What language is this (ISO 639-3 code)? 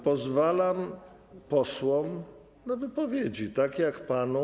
pol